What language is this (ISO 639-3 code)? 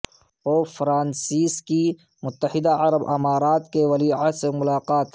urd